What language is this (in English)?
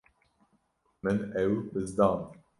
Kurdish